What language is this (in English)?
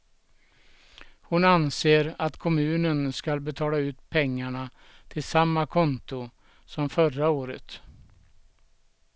Swedish